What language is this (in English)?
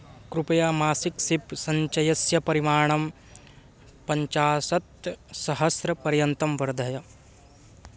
Sanskrit